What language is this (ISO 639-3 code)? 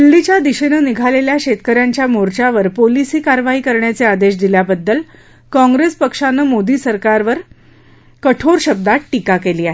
mar